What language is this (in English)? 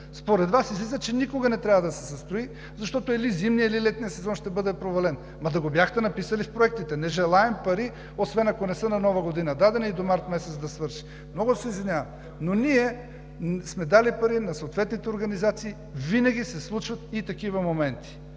Bulgarian